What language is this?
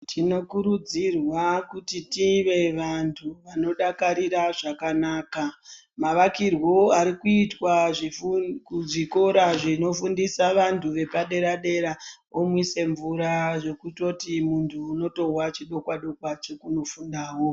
Ndau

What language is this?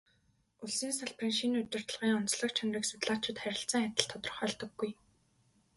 Mongolian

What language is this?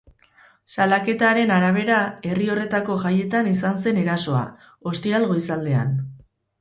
Basque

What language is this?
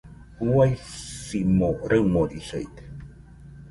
Nüpode Huitoto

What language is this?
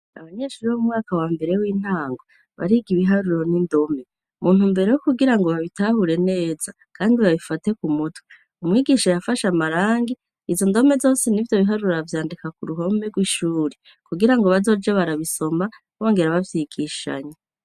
Rundi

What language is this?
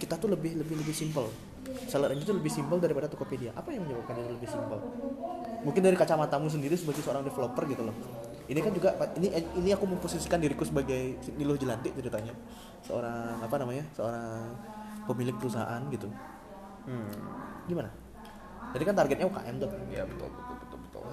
Indonesian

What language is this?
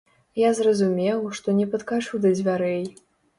Belarusian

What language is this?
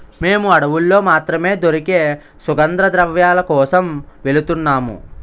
Telugu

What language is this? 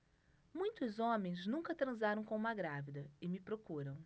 Portuguese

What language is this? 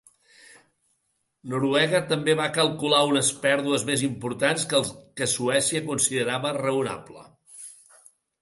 Catalan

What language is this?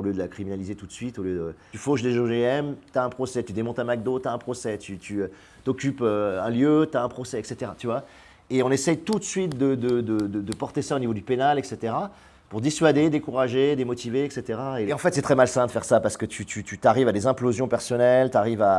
French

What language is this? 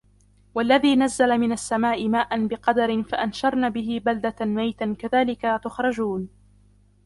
Arabic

